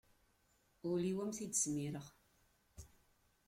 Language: Kabyle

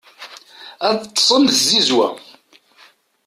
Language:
Kabyle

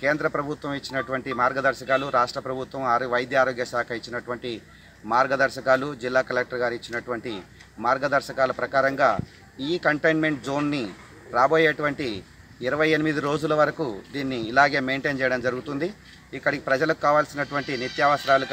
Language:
Dutch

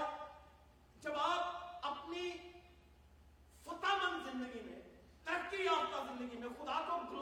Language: Urdu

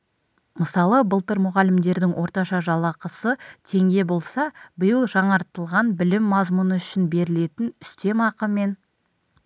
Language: Kazakh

